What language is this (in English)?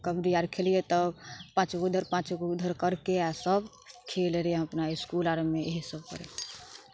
Maithili